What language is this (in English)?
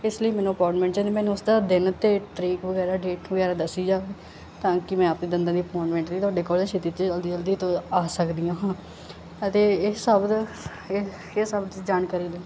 Punjabi